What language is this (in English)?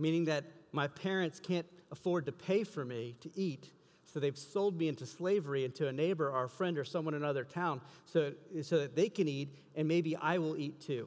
English